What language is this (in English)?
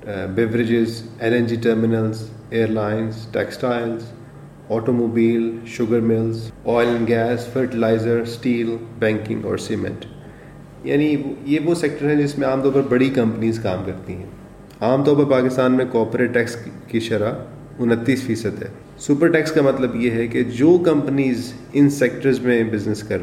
Urdu